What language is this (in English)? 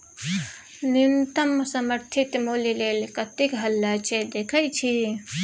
Maithili